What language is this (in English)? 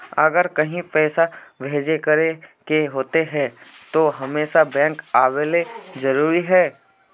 Magahi